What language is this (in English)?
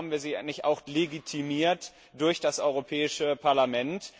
German